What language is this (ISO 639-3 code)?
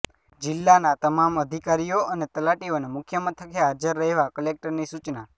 guj